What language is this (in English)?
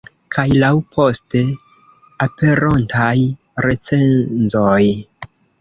Esperanto